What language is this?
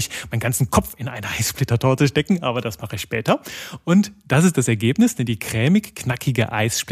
German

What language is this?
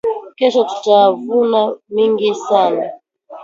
Swahili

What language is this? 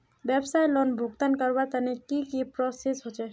Magahi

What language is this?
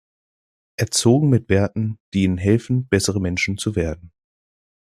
German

